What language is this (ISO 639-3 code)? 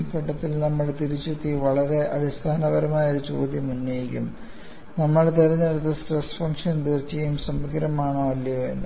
mal